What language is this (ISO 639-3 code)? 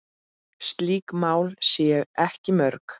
isl